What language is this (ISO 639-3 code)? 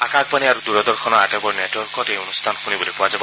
asm